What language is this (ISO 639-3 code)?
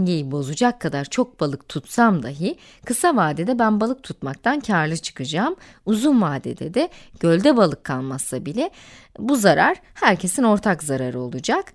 tur